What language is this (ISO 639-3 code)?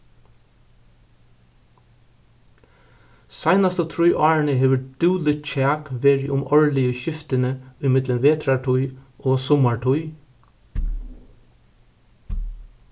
fao